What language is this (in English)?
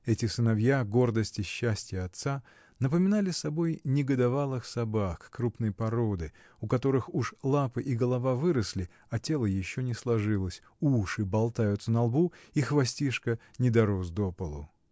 Russian